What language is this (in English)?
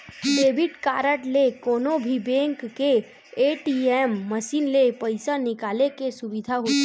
Chhattisgarhi